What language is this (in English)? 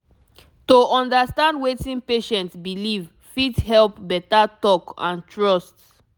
Nigerian Pidgin